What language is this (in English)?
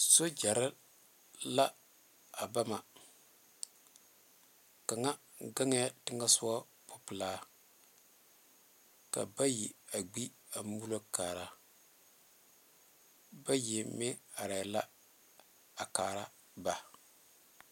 Southern Dagaare